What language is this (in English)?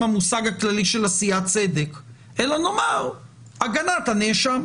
Hebrew